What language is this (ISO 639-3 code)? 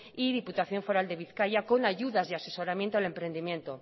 spa